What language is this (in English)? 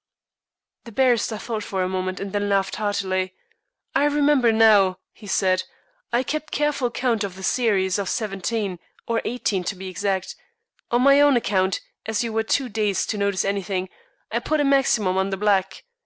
English